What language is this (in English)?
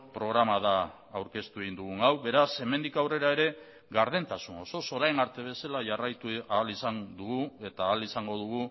Basque